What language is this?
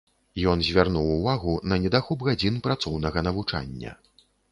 Belarusian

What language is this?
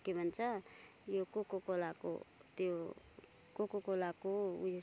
Nepali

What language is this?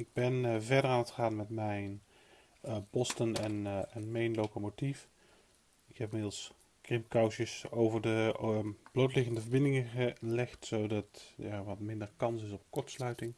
Dutch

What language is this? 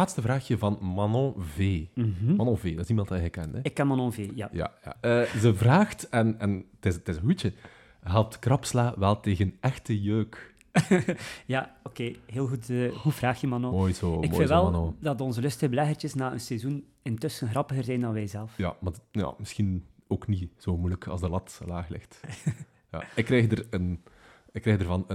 Dutch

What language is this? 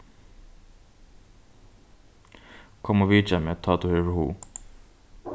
Faroese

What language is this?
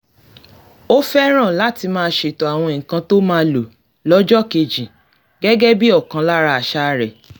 Yoruba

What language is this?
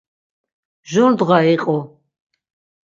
Laz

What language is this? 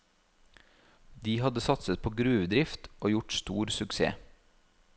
Norwegian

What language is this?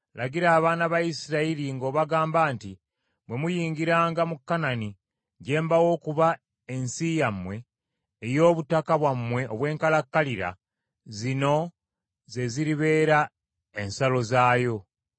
Ganda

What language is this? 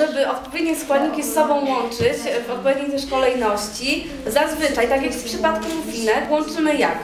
Polish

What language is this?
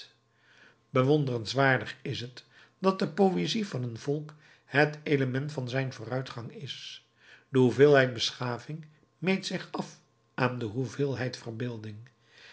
Dutch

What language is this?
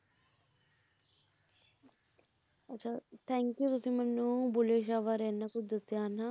Punjabi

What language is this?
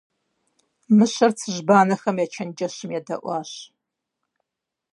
Kabardian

